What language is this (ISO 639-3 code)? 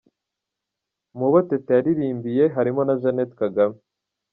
kin